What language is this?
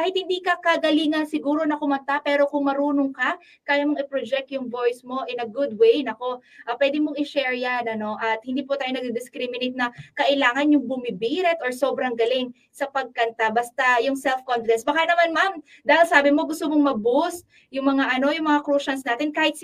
Filipino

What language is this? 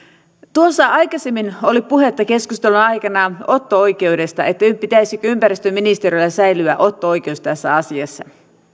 Finnish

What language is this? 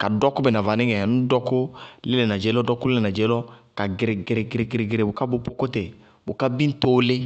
Bago-Kusuntu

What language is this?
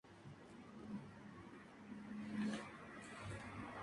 Spanish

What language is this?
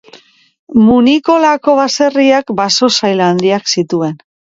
Basque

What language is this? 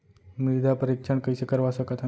Chhattisgarhi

